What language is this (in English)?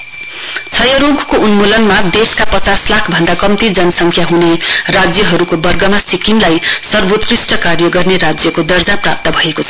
Nepali